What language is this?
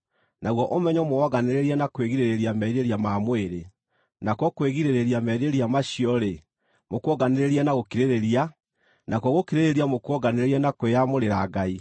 Kikuyu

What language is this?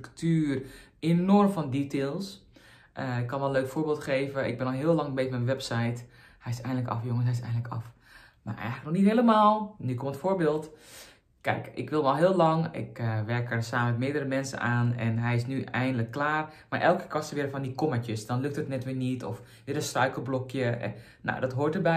Dutch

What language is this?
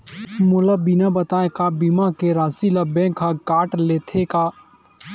Chhattisgarhi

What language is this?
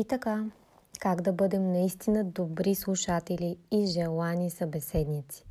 Bulgarian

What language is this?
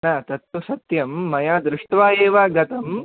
Sanskrit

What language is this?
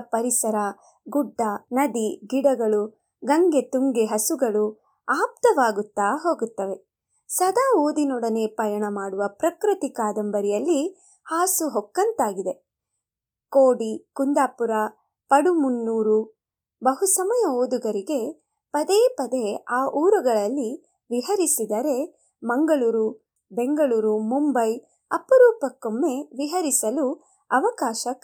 Kannada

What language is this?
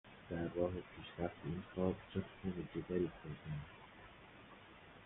Persian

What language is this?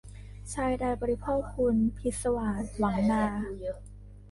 Thai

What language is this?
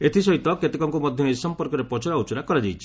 Odia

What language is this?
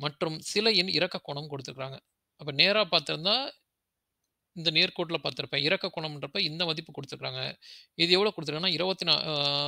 Arabic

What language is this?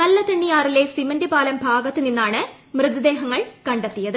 Malayalam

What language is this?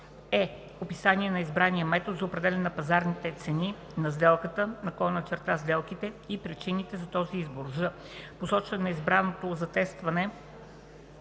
Bulgarian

